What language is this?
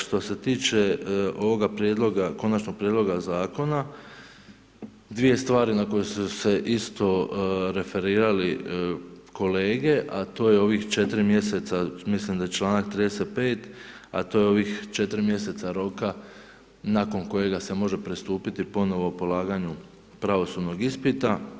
Croatian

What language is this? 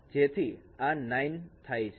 Gujarati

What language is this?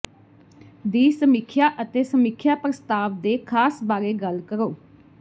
Punjabi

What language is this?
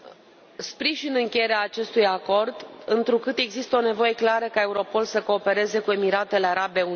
Romanian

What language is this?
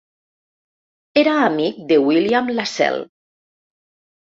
Catalan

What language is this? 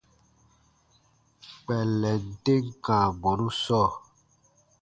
Baatonum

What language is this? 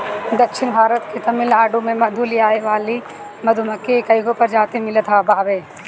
Bhojpuri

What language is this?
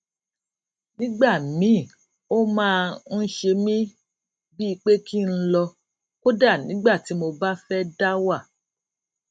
Yoruba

